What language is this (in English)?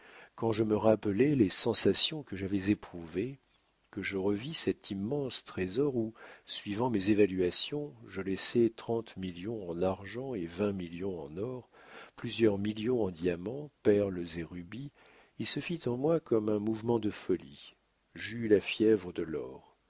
French